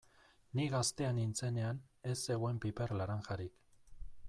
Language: Basque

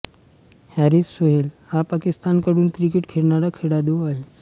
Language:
Marathi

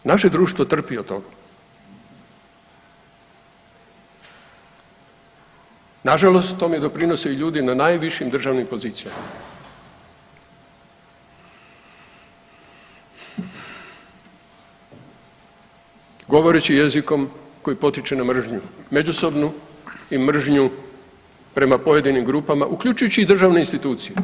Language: Croatian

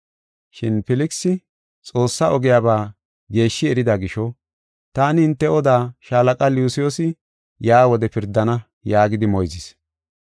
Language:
Gofa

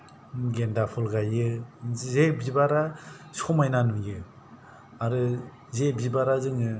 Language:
Bodo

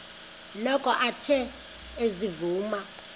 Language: Xhosa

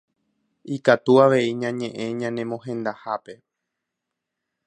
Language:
Guarani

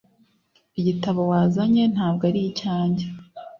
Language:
Kinyarwanda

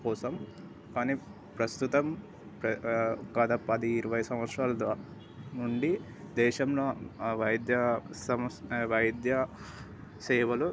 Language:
Telugu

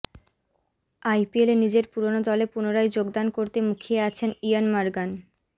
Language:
Bangla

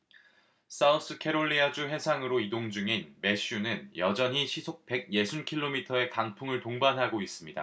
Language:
Korean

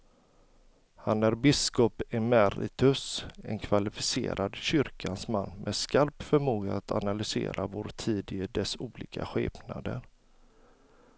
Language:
Swedish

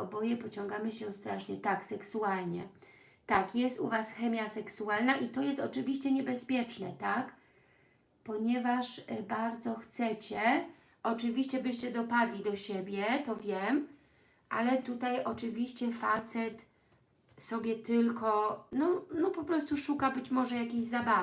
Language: Polish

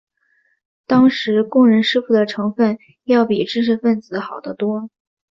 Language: Chinese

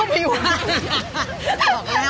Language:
Thai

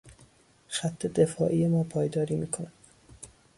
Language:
Persian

